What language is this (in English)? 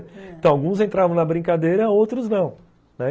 Portuguese